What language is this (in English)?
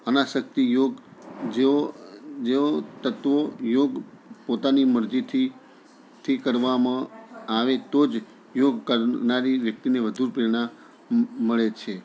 Gujarati